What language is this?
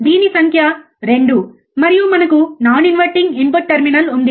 Telugu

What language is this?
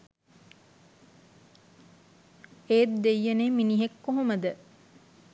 Sinhala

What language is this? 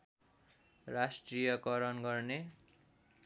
Nepali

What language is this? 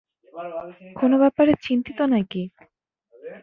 Bangla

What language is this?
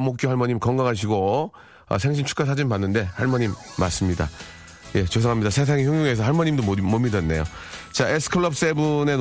Korean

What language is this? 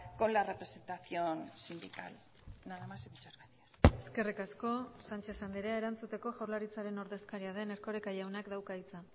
Basque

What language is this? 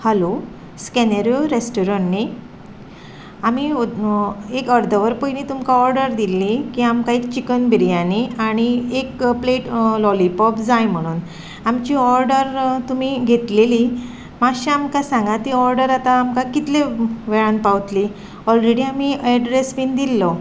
Konkani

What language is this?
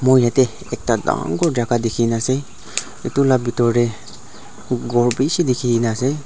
Naga Pidgin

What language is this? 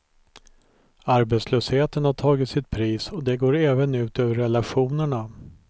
Swedish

